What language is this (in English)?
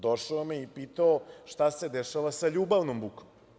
Serbian